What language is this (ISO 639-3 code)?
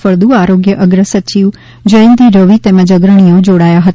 guj